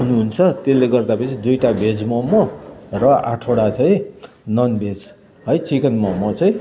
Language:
Nepali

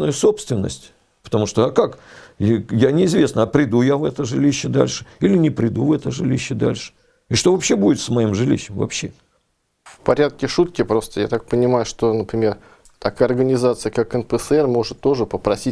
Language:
Russian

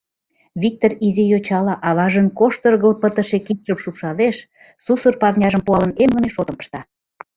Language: Mari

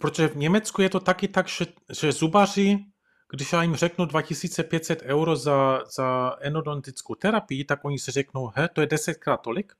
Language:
Czech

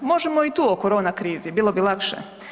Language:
Croatian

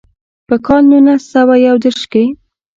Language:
Pashto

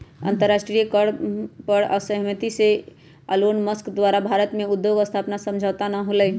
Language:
Magahi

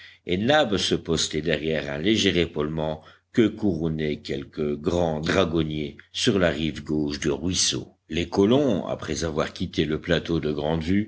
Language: French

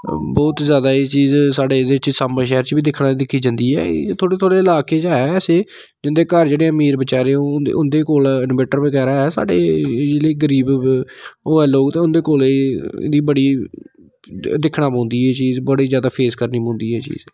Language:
Dogri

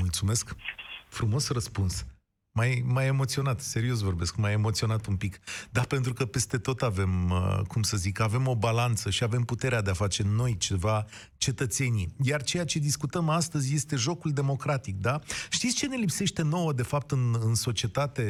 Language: Romanian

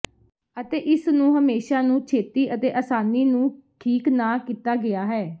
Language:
Punjabi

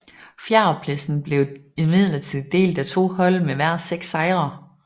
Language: Danish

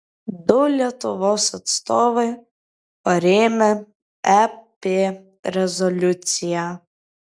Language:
Lithuanian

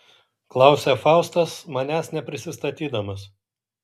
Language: Lithuanian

